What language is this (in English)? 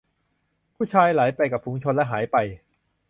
Thai